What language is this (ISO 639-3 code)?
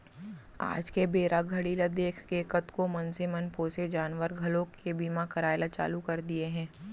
hne